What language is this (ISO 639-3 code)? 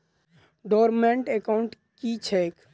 mai